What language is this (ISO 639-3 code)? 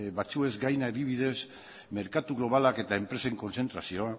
eus